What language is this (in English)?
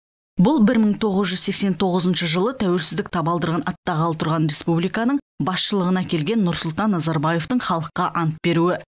Kazakh